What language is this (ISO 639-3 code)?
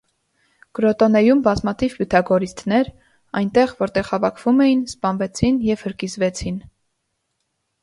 hye